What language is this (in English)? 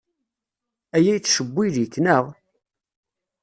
Kabyle